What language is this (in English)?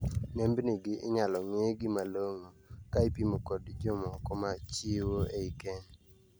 Luo (Kenya and Tanzania)